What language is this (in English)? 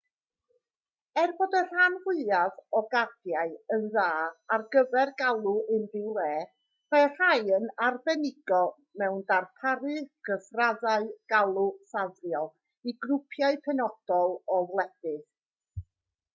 Welsh